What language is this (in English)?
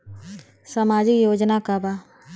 Bhojpuri